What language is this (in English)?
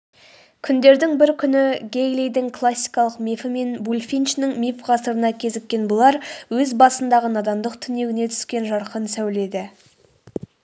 Kazakh